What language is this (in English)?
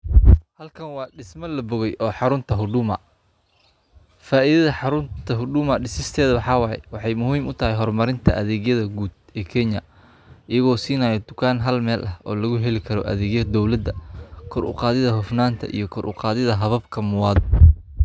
Somali